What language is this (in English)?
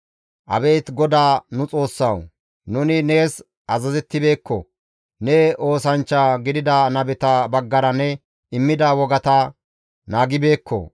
Gamo